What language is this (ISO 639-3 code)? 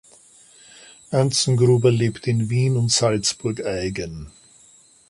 deu